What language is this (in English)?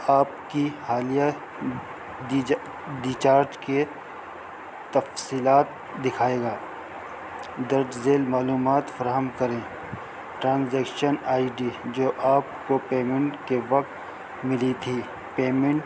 Urdu